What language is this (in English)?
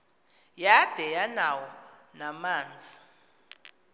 Xhosa